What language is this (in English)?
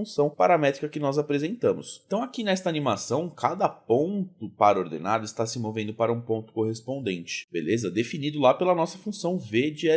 Portuguese